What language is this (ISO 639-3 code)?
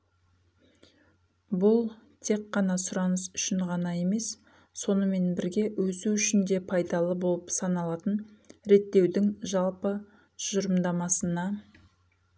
kaz